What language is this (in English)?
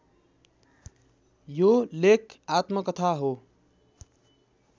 Nepali